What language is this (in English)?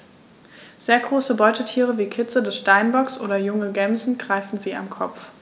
German